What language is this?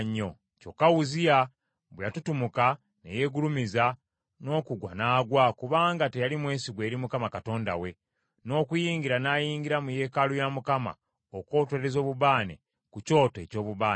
Ganda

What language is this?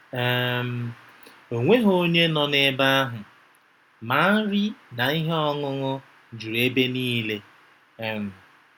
Igbo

